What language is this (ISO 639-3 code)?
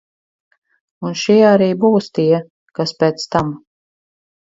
lav